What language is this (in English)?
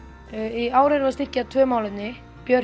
Icelandic